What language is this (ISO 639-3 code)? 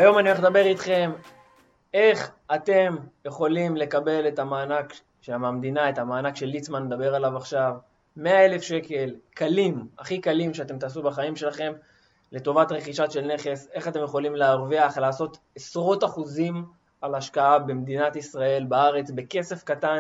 heb